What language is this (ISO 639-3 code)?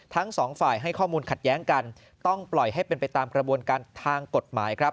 tha